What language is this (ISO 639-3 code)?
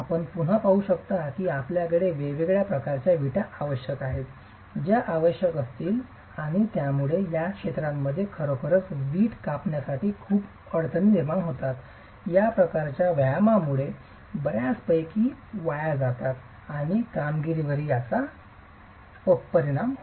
mar